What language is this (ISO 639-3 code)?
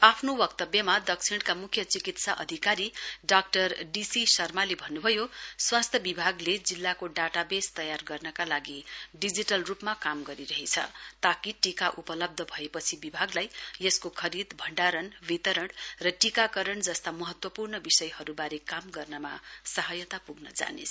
nep